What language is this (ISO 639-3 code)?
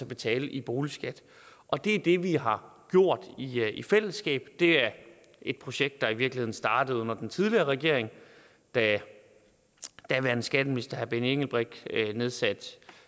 dan